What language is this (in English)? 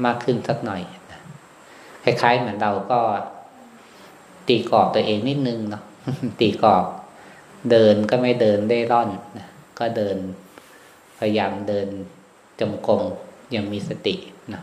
Thai